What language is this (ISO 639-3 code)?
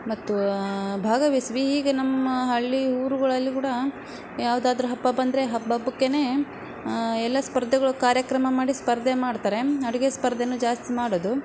kan